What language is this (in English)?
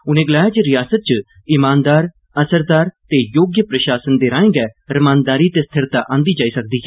Dogri